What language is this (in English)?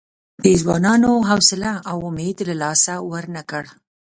Pashto